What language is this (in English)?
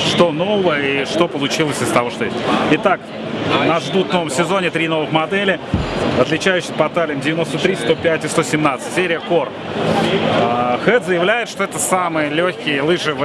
Russian